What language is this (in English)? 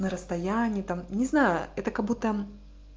Russian